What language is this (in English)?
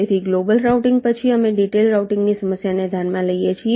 Gujarati